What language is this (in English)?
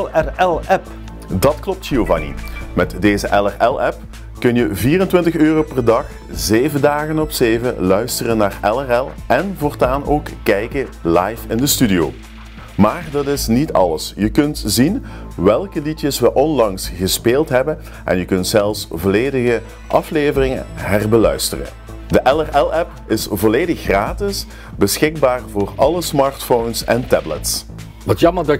Dutch